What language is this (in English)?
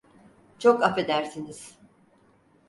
Turkish